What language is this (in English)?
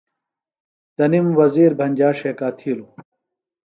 Phalura